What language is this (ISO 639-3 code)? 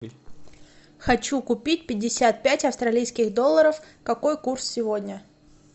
rus